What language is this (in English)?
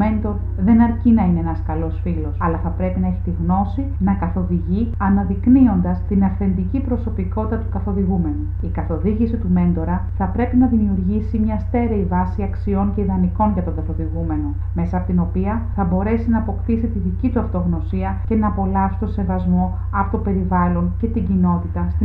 Greek